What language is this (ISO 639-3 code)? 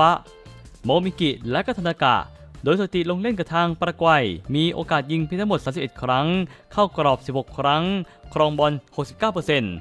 tha